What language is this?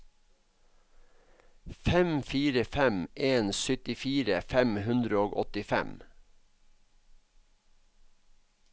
Norwegian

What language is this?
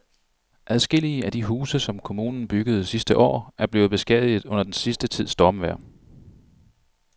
Danish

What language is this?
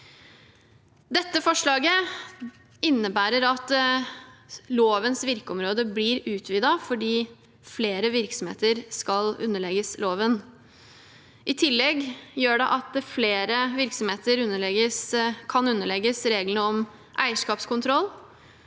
Norwegian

